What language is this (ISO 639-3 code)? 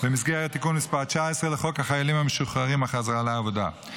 heb